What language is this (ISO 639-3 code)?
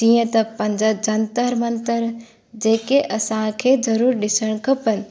snd